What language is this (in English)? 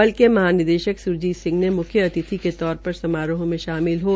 Hindi